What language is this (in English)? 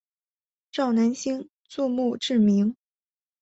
Chinese